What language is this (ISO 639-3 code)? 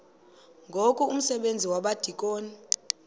xho